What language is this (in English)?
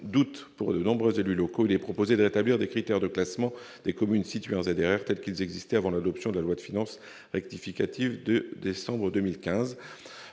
French